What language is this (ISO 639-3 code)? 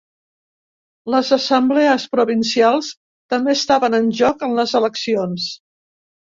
cat